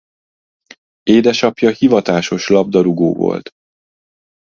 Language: Hungarian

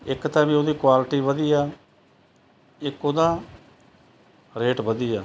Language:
Punjabi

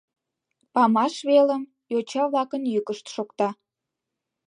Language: Mari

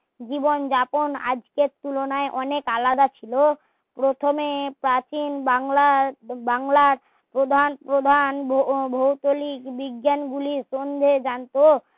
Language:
Bangla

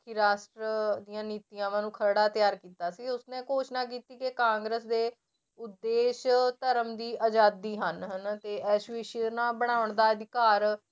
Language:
Punjabi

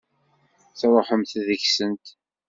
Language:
Kabyle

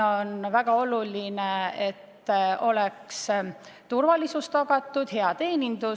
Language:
Estonian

